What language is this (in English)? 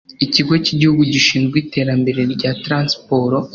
Kinyarwanda